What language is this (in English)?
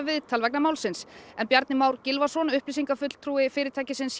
Icelandic